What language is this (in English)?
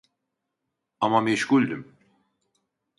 Turkish